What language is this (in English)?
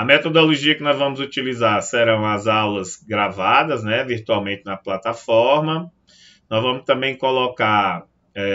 Portuguese